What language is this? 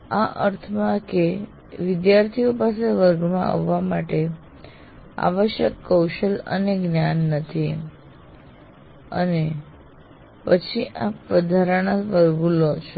Gujarati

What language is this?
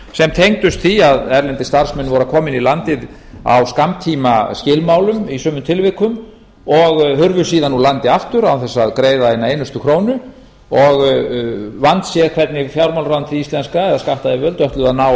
Icelandic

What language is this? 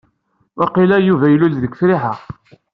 Kabyle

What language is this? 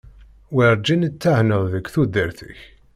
Kabyle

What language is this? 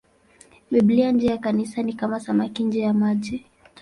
Swahili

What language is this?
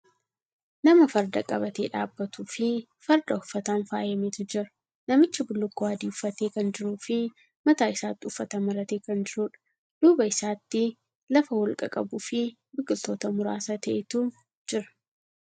Oromo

